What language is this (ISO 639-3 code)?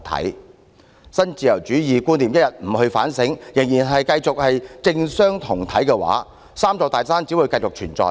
yue